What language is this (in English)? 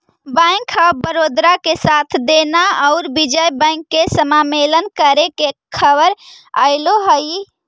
Magahi